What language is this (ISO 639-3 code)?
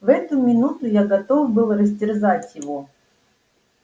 rus